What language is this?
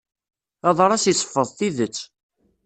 Kabyle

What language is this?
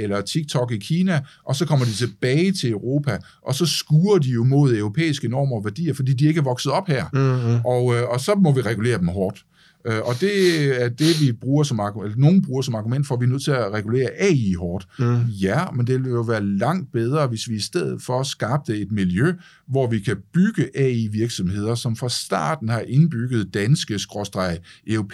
Danish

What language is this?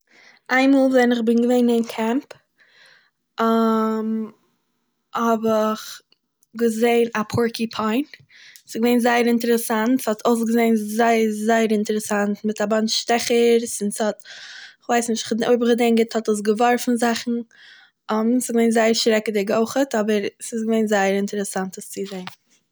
Yiddish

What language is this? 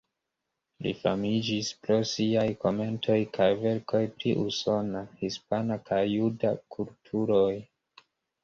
Esperanto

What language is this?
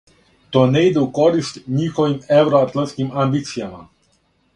Serbian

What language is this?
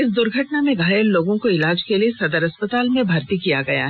Hindi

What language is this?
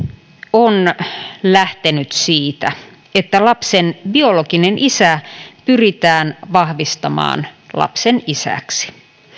Finnish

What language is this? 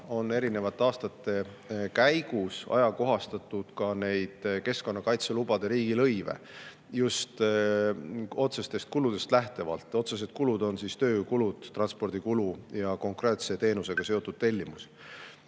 Estonian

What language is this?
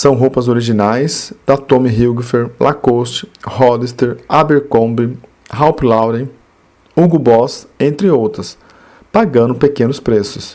Portuguese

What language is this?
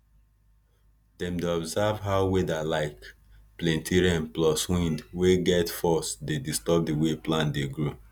Nigerian Pidgin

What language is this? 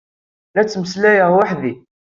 Kabyle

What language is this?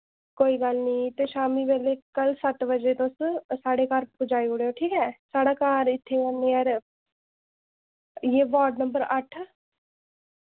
Dogri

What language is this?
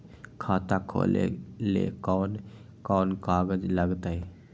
Magahi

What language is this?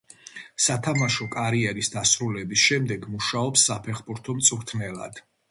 Georgian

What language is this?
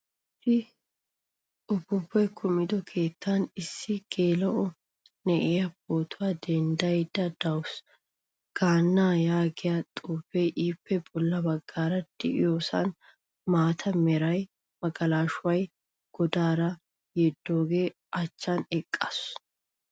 Wolaytta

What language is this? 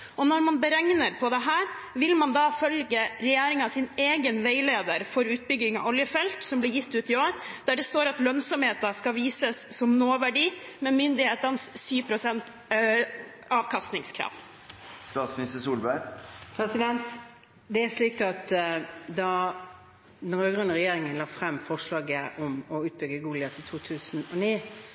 Norwegian Bokmål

